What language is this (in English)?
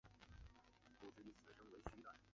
Chinese